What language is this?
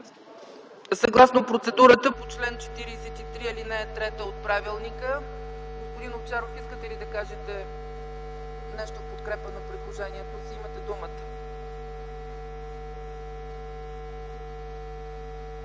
Bulgarian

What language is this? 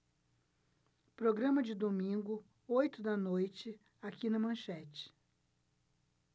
Portuguese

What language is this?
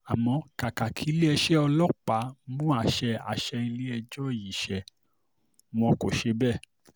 Yoruba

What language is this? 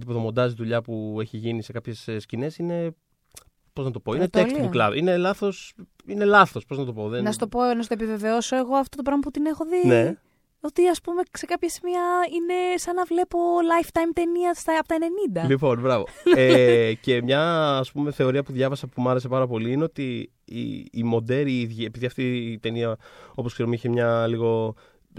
Greek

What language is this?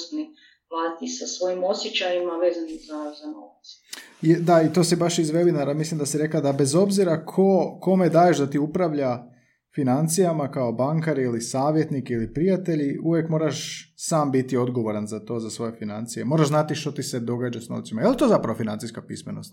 Croatian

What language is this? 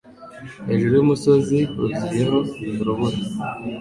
Kinyarwanda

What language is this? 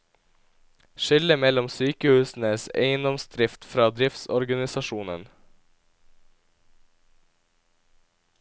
Norwegian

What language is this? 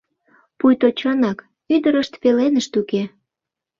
Mari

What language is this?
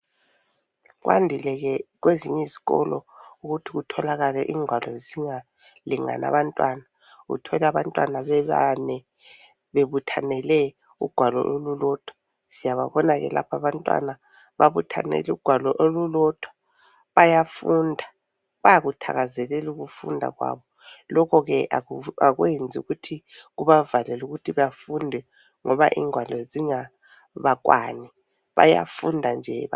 North Ndebele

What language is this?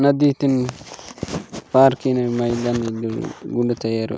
Gondi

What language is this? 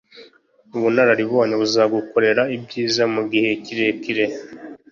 Kinyarwanda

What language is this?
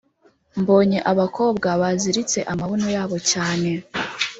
Kinyarwanda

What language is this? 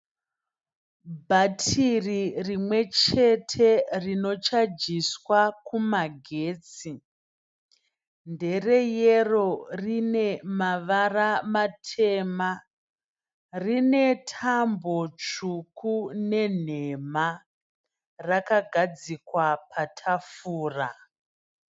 Shona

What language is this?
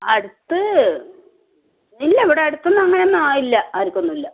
Malayalam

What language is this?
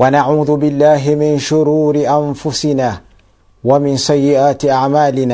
Swahili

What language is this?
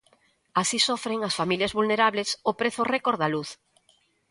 Galician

